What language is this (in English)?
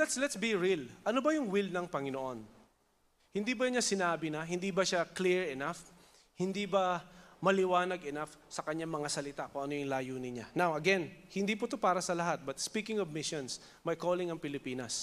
Filipino